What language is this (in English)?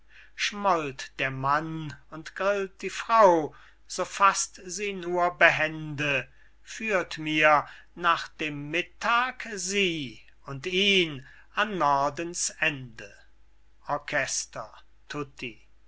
German